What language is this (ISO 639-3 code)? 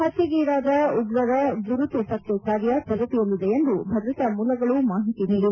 kan